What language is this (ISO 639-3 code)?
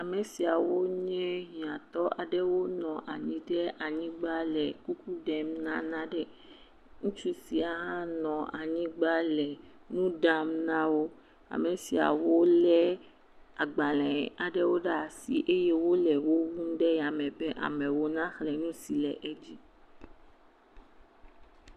ewe